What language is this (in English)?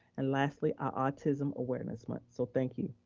English